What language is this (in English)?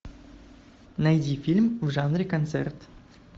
Russian